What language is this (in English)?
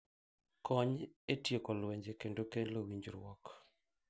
Luo (Kenya and Tanzania)